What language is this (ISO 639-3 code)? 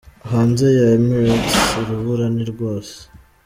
kin